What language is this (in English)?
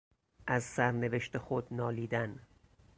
Persian